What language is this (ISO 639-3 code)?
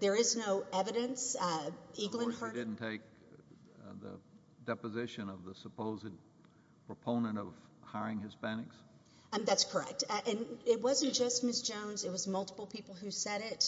eng